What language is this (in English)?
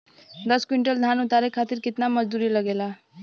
Bhojpuri